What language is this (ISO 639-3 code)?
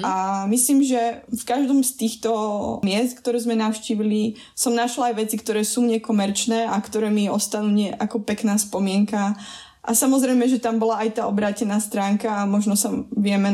slk